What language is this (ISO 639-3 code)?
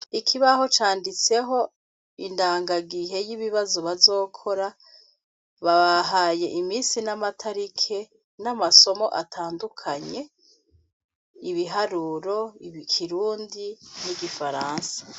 run